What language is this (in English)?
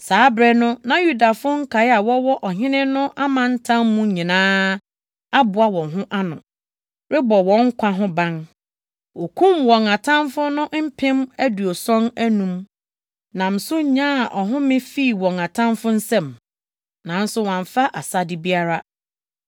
Akan